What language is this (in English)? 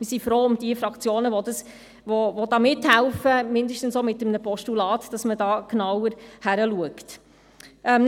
Swiss German